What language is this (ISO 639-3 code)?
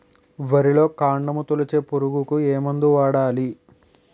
tel